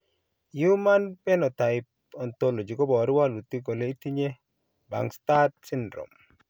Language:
Kalenjin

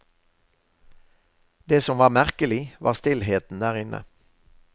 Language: Norwegian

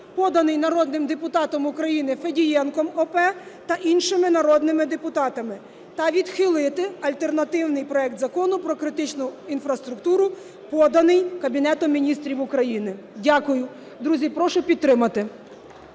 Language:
Ukrainian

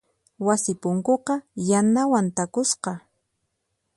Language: Puno Quechua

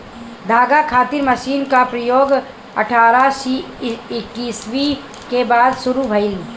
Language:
Bhojpuri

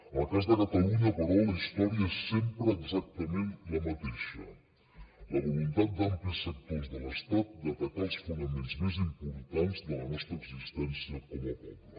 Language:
Catalan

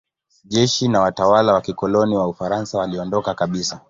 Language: Swahili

